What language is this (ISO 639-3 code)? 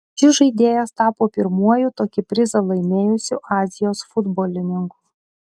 lit